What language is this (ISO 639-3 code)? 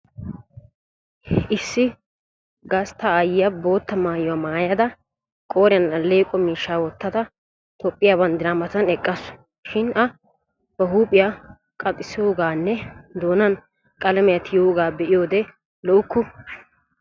wal